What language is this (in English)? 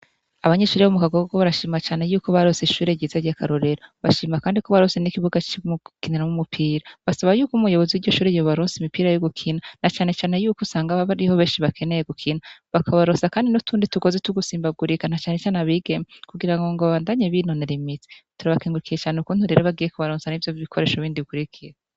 Rundi